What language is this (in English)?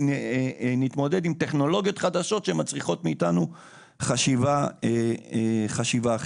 Hebrew